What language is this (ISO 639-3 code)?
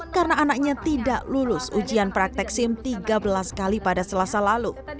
ind